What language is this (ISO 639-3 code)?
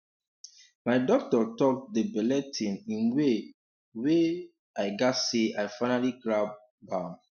pcm